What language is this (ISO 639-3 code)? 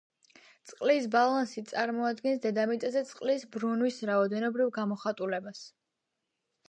kat